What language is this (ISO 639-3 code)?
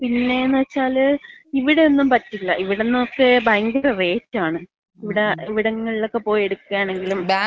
mal